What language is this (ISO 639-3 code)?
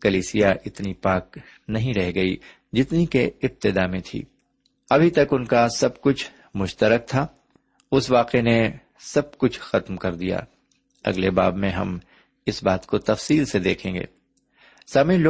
urd